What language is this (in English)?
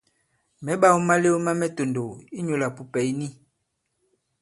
Bankon